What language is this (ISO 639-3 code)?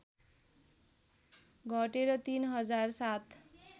nep